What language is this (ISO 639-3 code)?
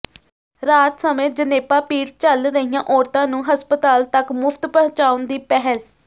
pan